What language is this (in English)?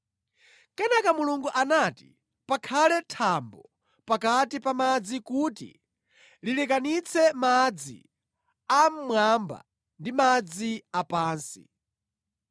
Nyanja